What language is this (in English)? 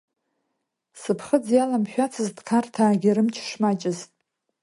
Abkhazian